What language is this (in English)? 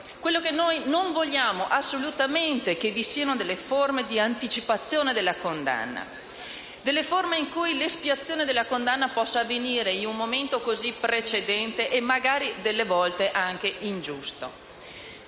Italian